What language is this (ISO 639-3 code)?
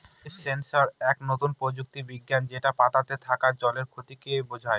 ben